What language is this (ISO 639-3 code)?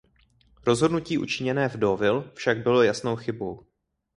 ces